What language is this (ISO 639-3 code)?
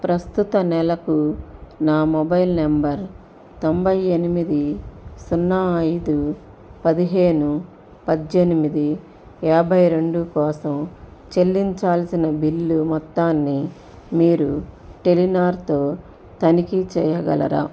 tel